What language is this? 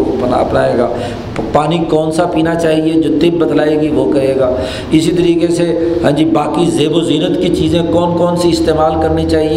Urdu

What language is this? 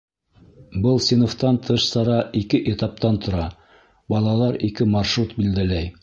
Bashkir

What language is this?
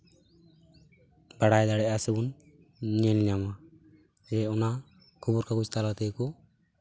Santali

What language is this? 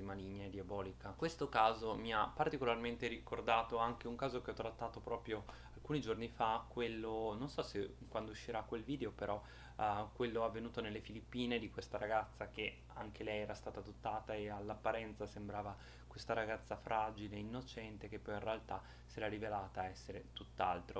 Italian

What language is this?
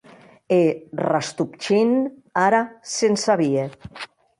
Occitan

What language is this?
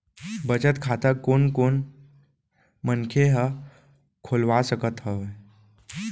Chhattisgarhi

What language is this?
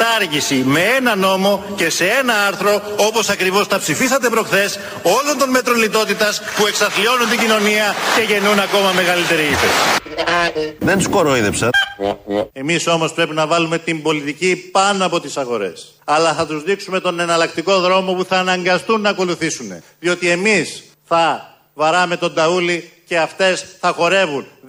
Greek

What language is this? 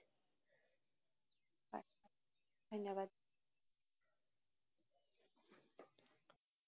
Assamese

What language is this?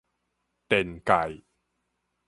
Min Nan Chinese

